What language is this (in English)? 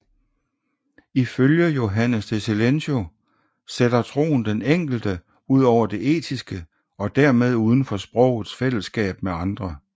Danish